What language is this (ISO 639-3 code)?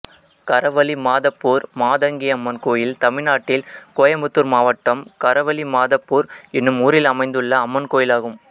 tam